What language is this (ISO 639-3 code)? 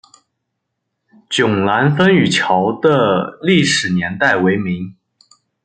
zho